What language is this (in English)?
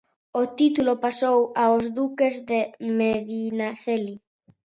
Galician